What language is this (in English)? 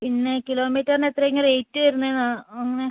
Malayalam